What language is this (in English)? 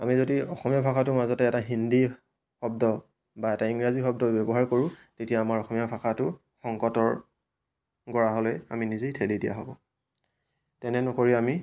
Assamese